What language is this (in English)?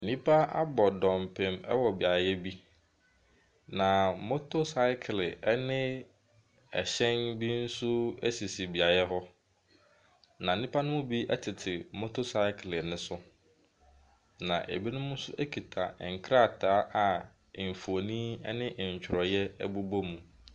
Akan